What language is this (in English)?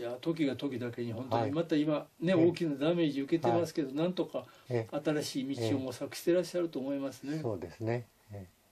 Japanese